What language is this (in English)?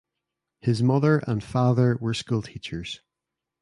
English